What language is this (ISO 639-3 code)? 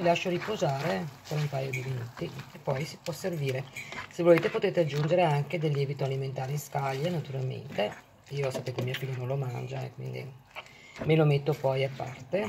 ita